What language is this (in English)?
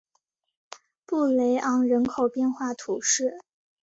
Chinese